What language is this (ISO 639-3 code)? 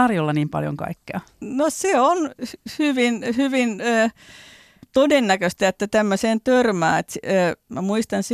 fin